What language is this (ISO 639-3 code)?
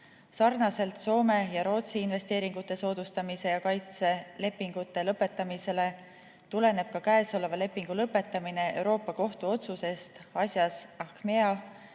est